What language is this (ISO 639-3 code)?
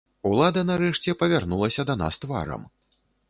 bel